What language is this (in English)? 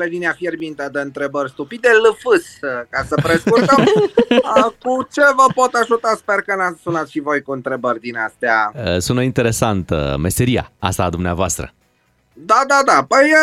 Romanian